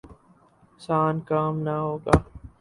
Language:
Urdu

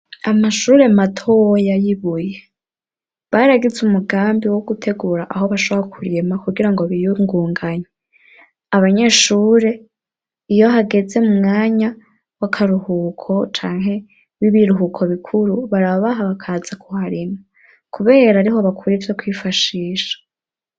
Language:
Rundi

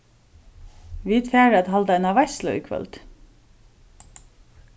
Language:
Faroese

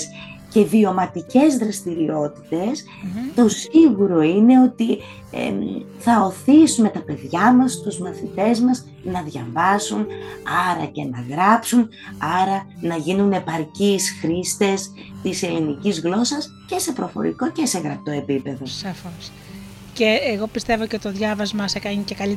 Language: Greek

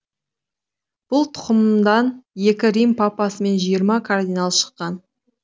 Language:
Kazakh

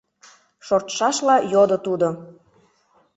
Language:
Mari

